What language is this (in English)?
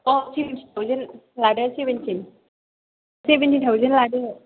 Bodo